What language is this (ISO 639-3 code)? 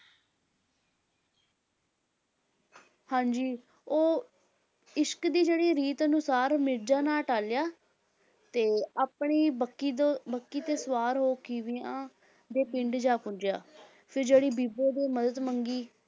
pan